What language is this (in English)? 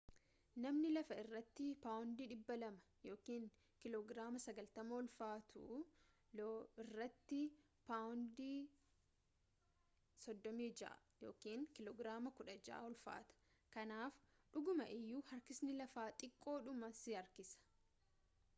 Oromo